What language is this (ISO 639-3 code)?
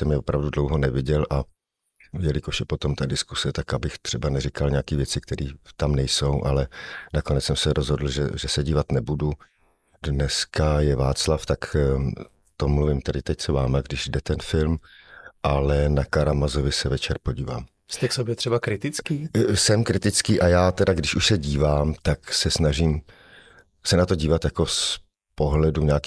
ces